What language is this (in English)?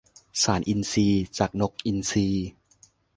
Thai